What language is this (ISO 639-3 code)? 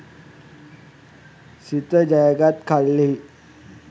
sin